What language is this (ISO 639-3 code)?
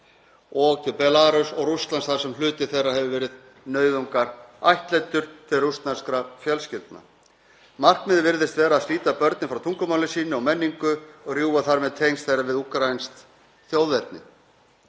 isl